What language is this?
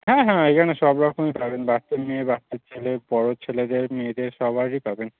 Bangla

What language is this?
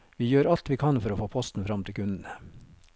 Norwegian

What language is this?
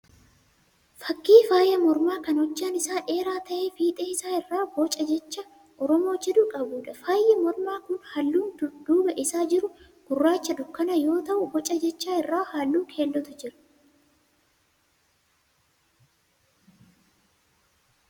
Oromo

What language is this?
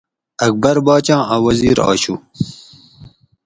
Gawri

